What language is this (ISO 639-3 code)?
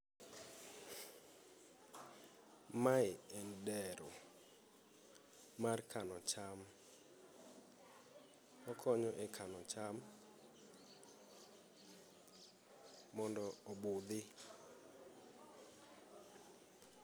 luo